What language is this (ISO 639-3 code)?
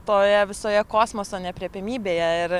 lit